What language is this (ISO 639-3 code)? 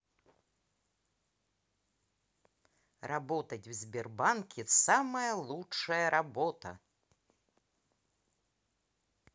rus